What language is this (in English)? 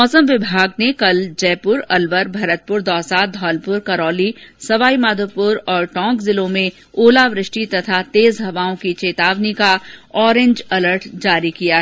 Hindi